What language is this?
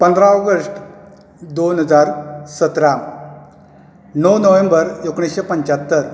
Konkani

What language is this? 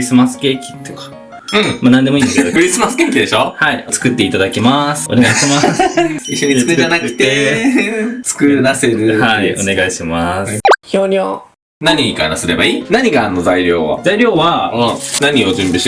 Japanese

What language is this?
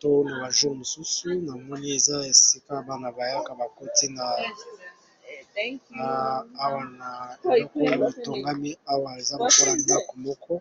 Lingala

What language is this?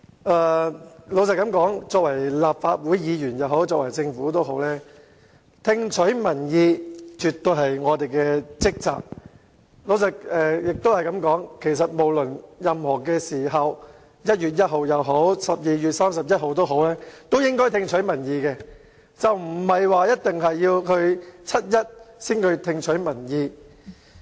Cantonese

